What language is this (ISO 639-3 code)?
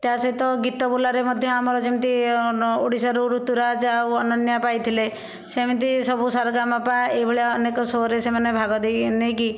ori